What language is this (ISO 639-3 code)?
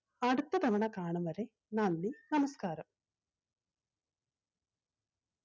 mal